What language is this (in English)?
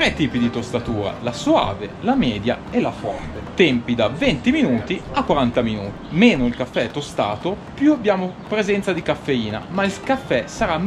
Italian